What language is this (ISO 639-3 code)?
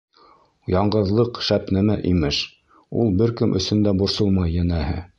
bak